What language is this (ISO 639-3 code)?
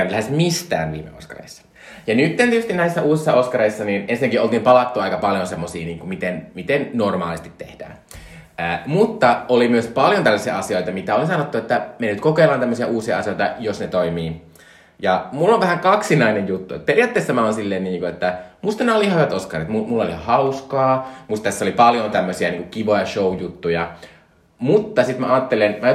fin